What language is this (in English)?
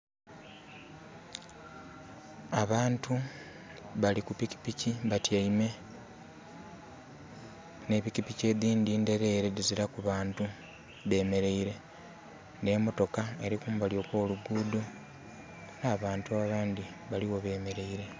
Soga